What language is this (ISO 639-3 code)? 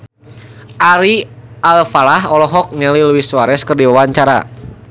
sun